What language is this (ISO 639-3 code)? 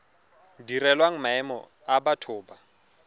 tsn